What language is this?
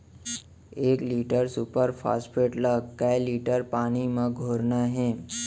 Chhattisgarhi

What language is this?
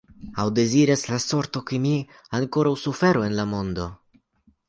Esperanto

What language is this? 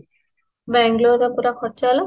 Odia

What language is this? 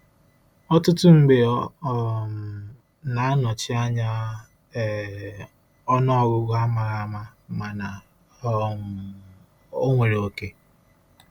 Igbo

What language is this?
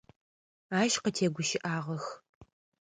Adyghe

